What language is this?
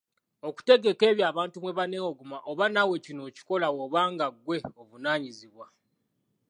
Ganda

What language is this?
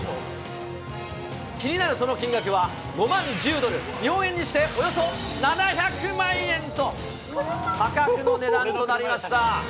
Japanese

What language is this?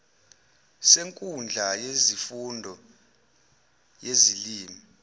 Zulu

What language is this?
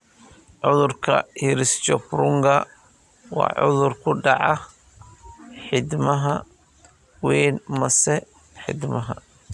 Somali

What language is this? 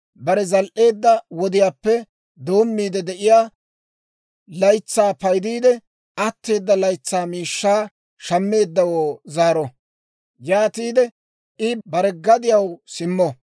Dawro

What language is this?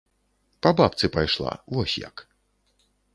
Belarusian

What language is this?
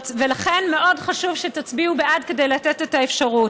Hebrew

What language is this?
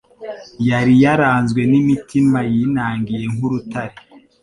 Kinyarwanda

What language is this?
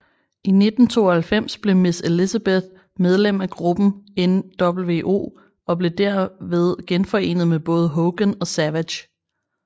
Danish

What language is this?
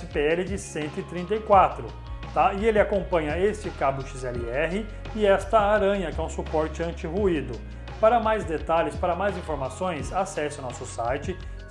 Portuguese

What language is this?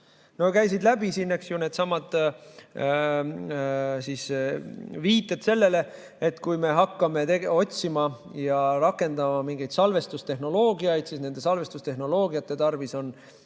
Estonian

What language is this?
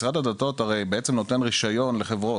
Hebrew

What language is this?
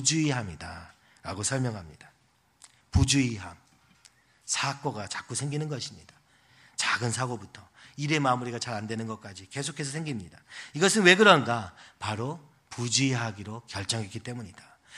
Korean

